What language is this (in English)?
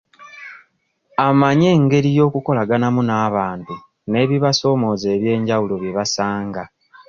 Ganda